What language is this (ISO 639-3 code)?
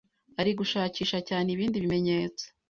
kin